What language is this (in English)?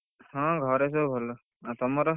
Odia